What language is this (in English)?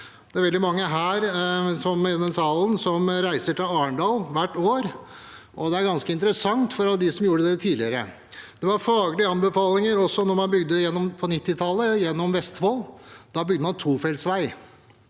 Norwegian